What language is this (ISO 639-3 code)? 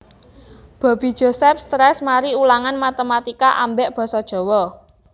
jav